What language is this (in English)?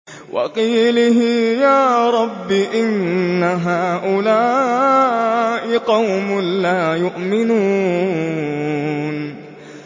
Arabic